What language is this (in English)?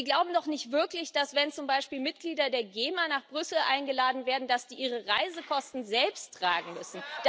German